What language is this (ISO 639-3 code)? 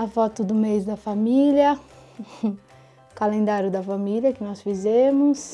por